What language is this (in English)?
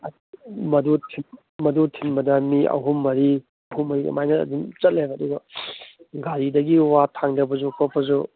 Manipuri